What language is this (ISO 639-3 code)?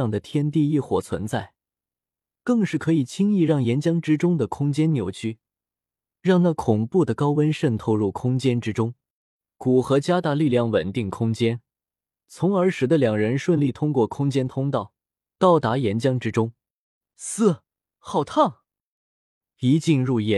zho